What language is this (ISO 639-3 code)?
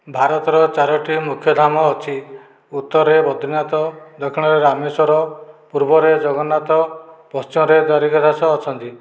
ori